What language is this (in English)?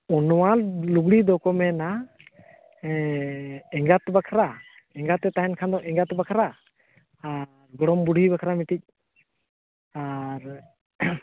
Santali